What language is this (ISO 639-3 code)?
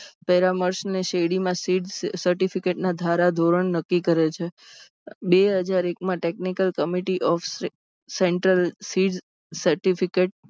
guj